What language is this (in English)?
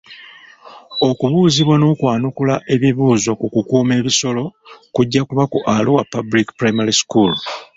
Ganda